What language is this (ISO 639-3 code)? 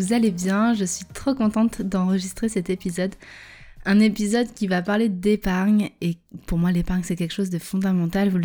fra